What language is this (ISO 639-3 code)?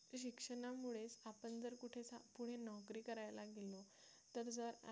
mar